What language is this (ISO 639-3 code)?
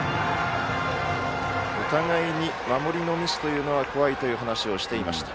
jpn